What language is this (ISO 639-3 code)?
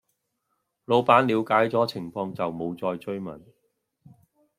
yue